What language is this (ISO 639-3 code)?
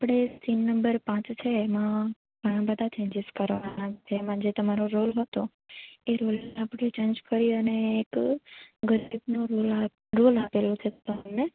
guj